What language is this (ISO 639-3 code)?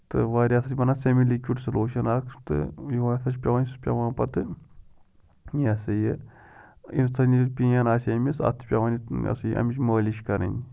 kas